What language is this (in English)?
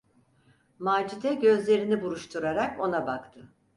Turkish